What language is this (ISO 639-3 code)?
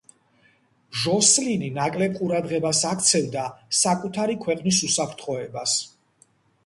kat